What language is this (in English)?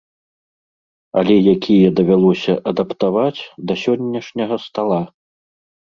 Belarusian